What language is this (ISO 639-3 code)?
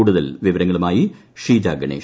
mal